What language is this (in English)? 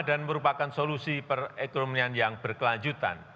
Indonesian